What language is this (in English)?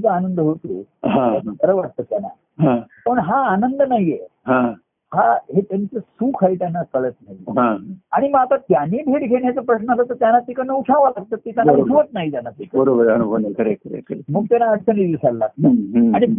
Marathi